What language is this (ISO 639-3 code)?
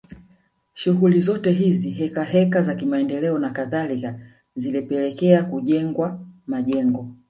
swa